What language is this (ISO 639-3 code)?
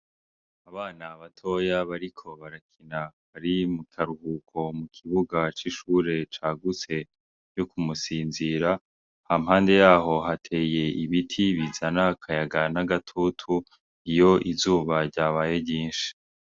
run